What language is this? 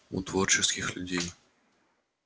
Russian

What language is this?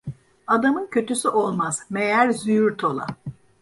Turkish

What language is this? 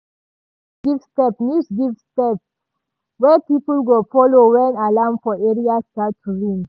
Nigerian Pidgin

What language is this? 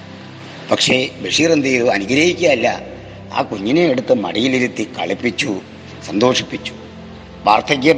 Malayalam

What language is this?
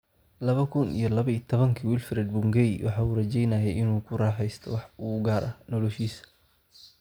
Somali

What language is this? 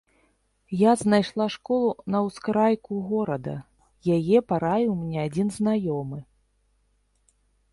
Belarusian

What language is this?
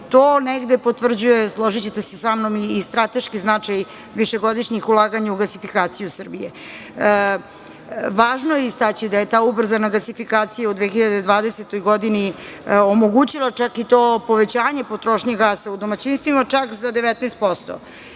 Serbian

